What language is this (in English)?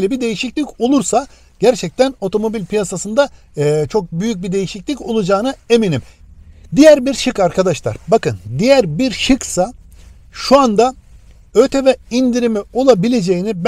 Turkish